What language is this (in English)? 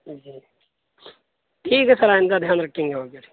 Urdu